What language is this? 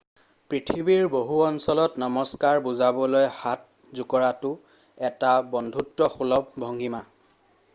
Assamese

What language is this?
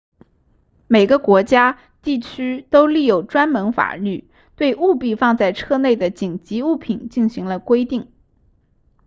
Chinese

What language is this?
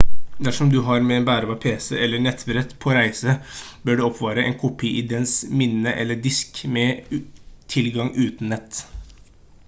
Norwegian Bokmål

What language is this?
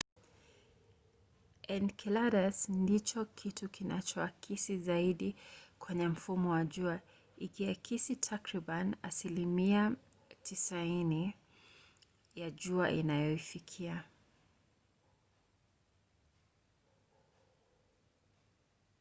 Swahili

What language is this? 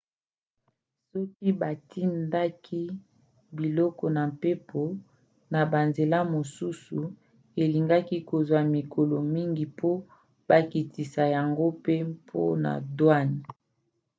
Lingala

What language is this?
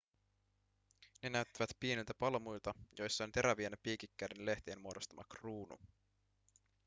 Finnish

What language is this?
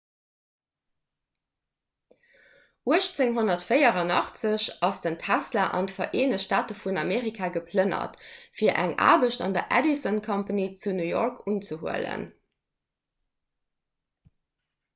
Luxembourgish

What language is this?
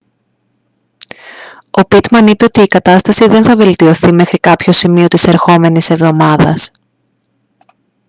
Greek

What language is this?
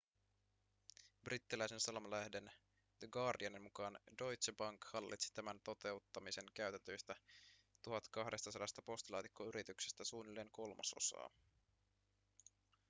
Finnish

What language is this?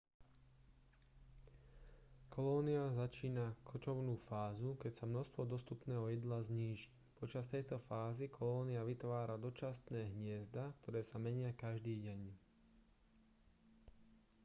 Slovak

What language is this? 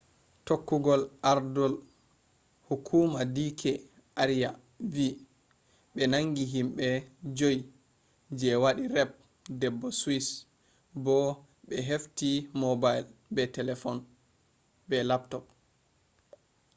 Fula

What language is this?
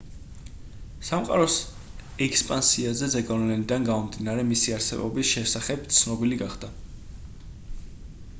Georgian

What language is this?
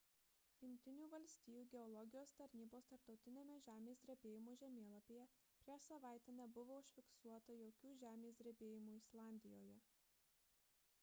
Lithuanian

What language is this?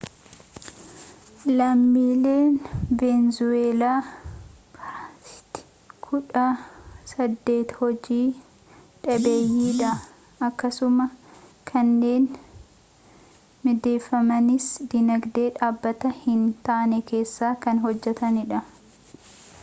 Oromo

